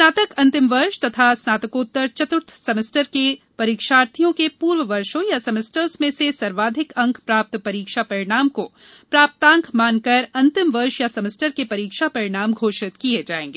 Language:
Hindi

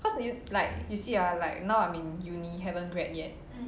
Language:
English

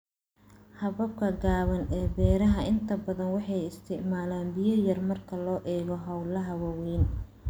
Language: Somali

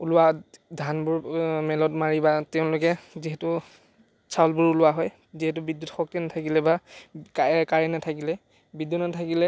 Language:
Assamese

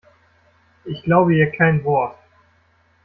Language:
German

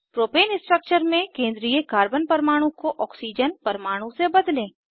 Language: Hindi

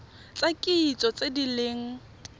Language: Tswana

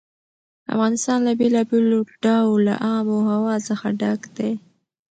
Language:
Pashto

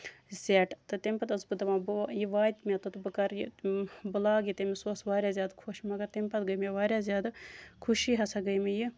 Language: Kashmiri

